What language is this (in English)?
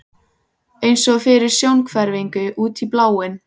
Icelandic